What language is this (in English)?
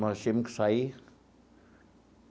Portuguese